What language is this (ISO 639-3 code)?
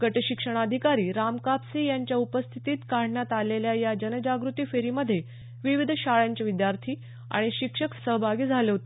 mar